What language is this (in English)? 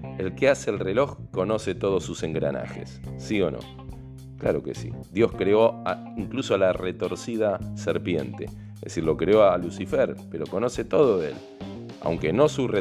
Spanish